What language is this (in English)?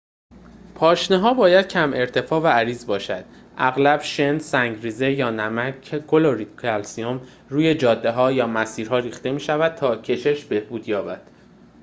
Persian